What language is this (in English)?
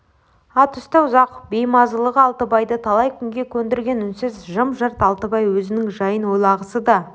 Kazakh